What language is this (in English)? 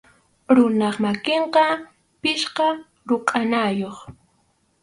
Arequipa-La Unión Quechua